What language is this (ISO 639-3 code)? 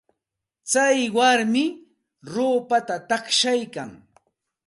qxt